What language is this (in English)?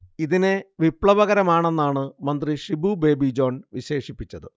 Malayalam